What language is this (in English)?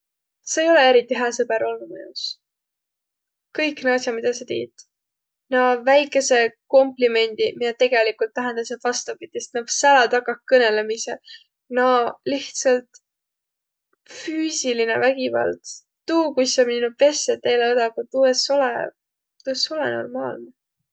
Võro